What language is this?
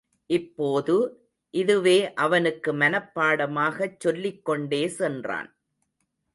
Tamil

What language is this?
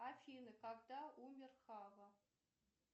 Russian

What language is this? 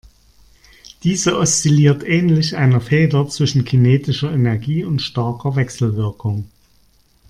German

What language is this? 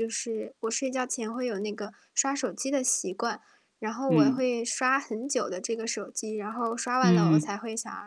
Chinese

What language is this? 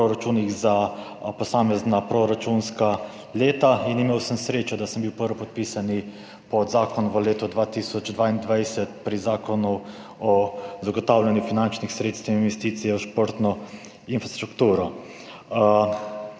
Slovenian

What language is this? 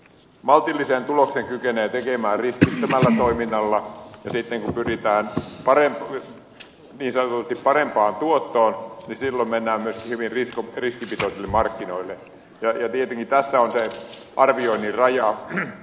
Finnish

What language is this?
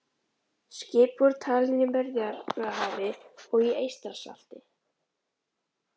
Icelandic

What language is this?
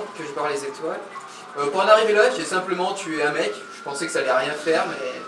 French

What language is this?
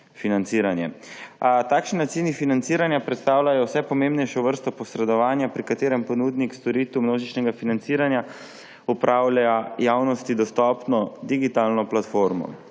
Slovenian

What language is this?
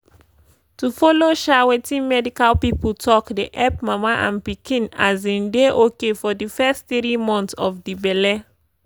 Nigerian Pidgin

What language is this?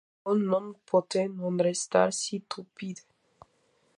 Interlingua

